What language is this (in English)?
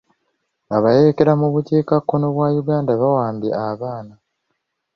Ganda